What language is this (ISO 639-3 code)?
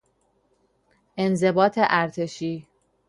fas